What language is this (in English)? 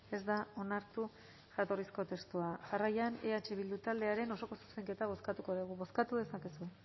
Basque